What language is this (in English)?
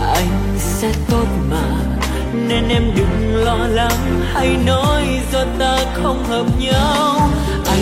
Vietnamese